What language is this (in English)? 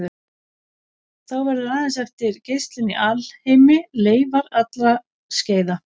Icelandic